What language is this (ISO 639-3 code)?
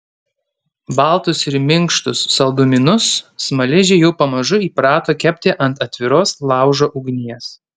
lit